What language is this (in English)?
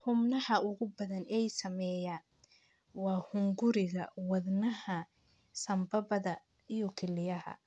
Somali